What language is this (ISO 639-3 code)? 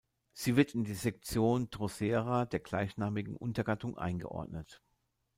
deu